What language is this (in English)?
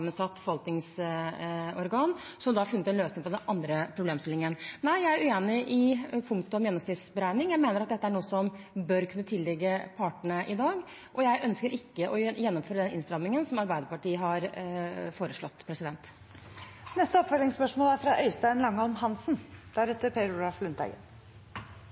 Norwegian